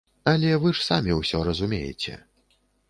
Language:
Belarusian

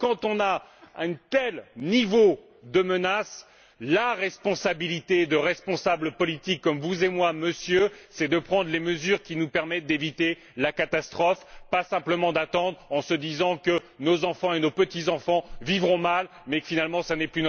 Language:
French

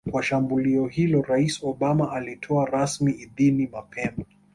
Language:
Swahili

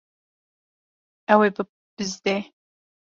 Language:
Kurdish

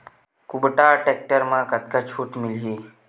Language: Chhattisgarhi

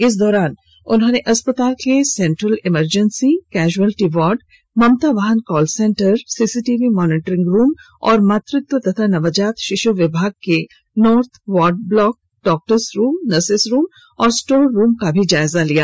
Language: Hindi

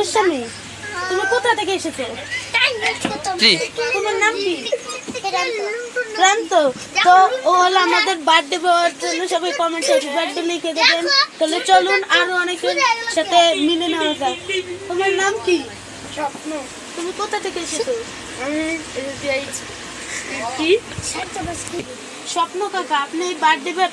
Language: Romanian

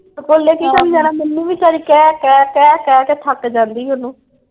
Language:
Punjabi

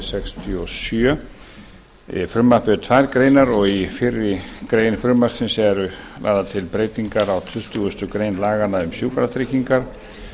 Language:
Icelandic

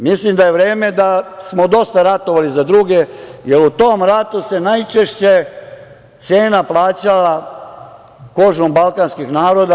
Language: Serbian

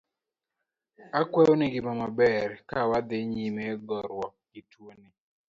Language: Luo (Kenya and Tanzania)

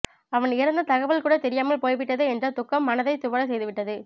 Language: Tamil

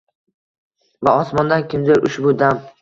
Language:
Uzbek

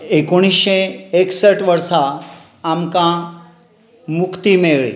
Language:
Konkani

